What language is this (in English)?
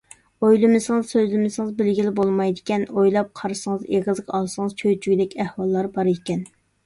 Uyghur